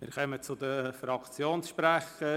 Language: Swiss German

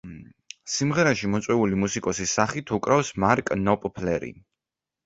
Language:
Georgian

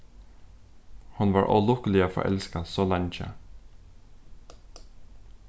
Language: Faroese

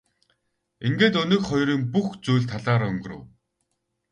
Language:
Mongolian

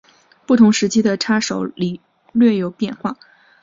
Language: Chinese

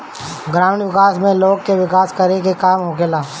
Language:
Bhojpuri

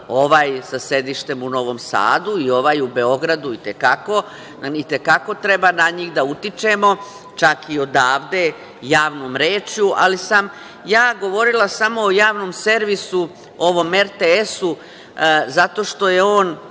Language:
Serbian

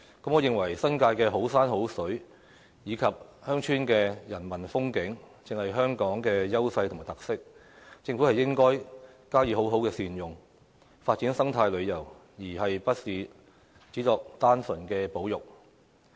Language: Cantonese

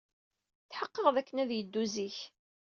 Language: Kabyle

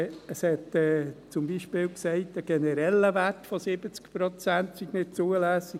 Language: Swiss German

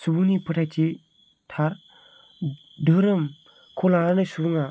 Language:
Bodo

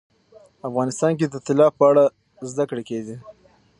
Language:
Pashto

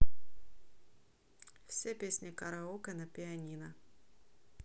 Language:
Russian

